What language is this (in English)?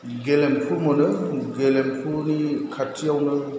Bodo